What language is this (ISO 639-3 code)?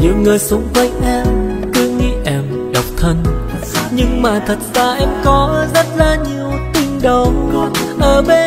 vie